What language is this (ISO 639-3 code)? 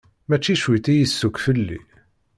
kab